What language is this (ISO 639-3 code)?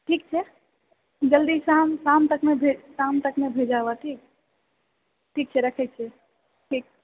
mai